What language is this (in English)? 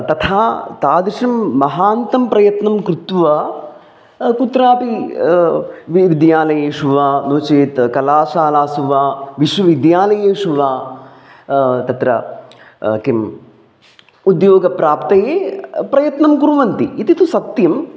Sanskrit